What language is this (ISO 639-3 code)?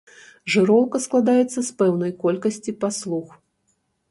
bel